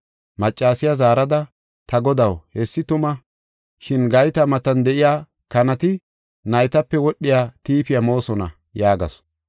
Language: Gofa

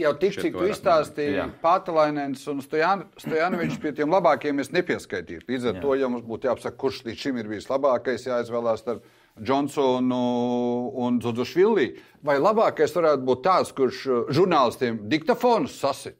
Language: Latvian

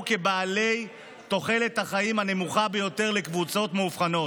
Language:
Hebrew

